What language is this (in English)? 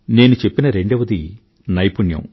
Telugu